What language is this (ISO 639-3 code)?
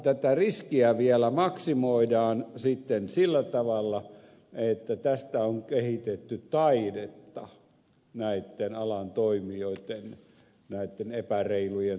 fin